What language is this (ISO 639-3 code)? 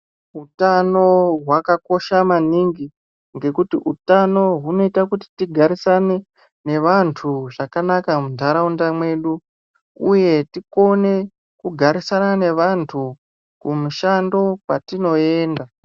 ndc